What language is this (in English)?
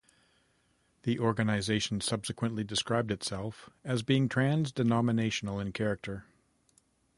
English